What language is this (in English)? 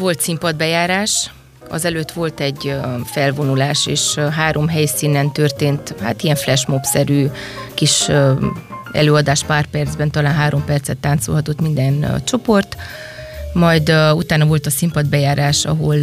Hungarian